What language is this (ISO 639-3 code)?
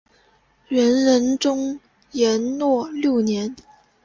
zho